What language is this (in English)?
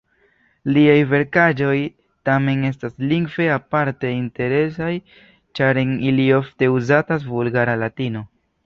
Esperanto